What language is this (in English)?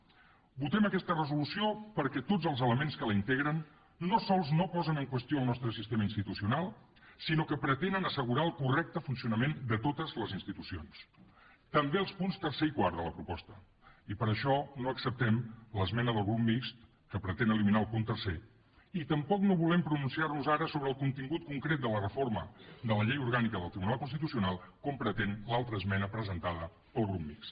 Catalan